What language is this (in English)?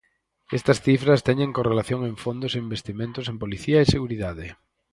Galician